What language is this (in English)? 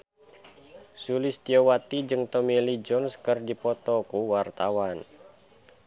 Sundanese